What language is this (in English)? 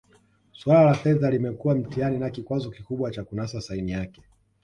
Swahili